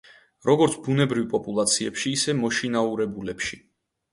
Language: Georgian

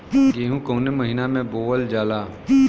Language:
Bhojpuri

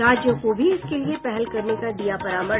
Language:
Hindi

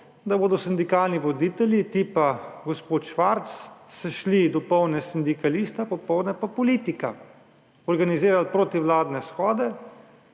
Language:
Slovenian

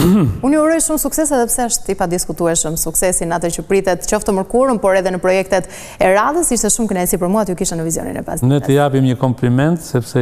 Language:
Romanian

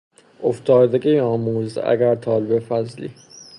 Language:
Persian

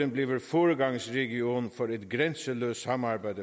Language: Danish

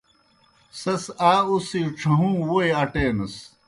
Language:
Kohistani Shina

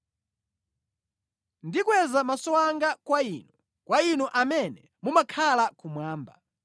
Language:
Nyanja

